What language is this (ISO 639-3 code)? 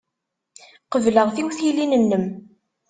kab